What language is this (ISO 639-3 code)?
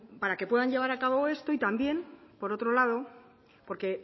spa